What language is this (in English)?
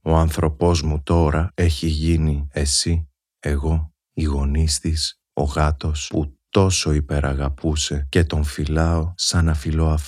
Greek